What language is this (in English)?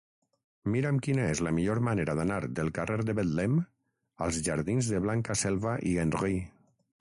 Catalan